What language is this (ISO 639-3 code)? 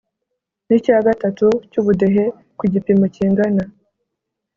kin